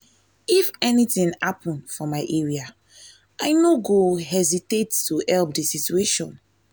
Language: Nigerian Pidgin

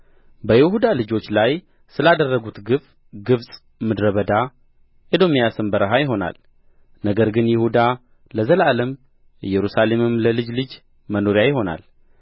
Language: Amharic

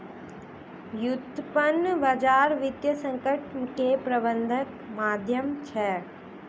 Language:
Maithili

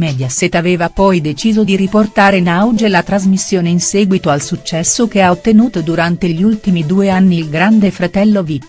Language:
Italian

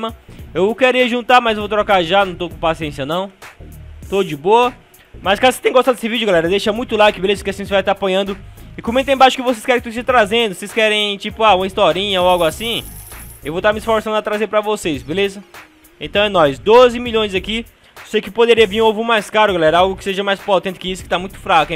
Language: Portuguese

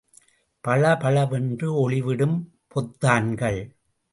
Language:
Tamil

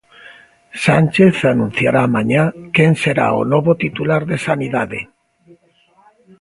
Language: Galician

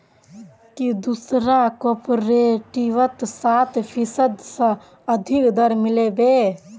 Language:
Magahi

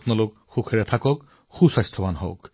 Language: Assamese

